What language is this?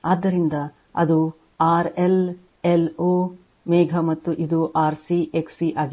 Kannada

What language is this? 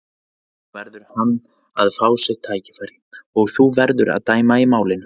Icelandic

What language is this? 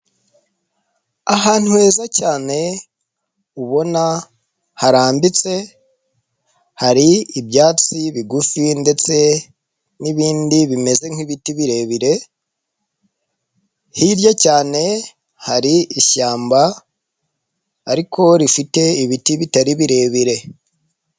Kinyarwanda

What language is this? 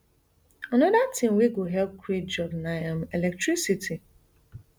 Nigerian Pidgin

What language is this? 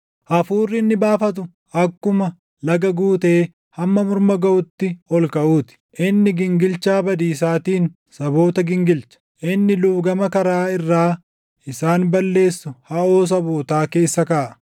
Oromo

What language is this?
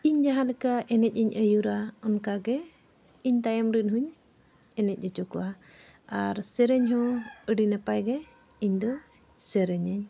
Santali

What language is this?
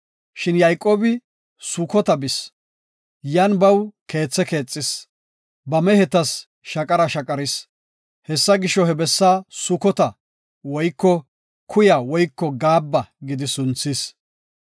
Gofa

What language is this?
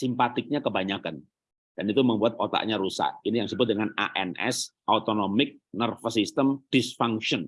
Indonesian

